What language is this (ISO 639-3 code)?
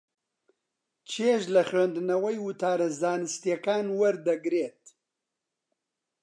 ckb